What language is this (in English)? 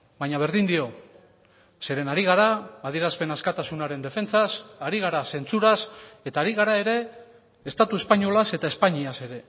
Basque